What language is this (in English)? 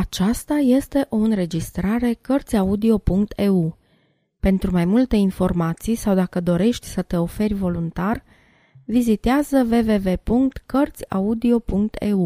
Romanian